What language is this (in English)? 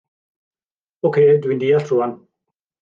Welsh